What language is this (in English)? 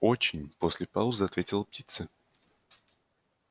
Russian